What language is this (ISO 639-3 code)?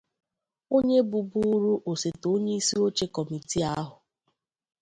ibo